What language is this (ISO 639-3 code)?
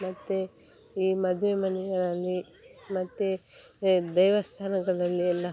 kan